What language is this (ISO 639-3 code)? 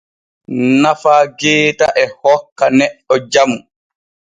fue